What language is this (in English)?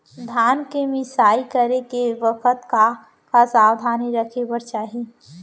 Chhattisgarhi